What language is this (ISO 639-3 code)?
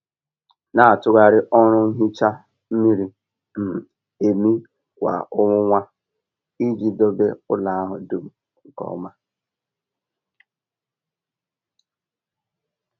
ibo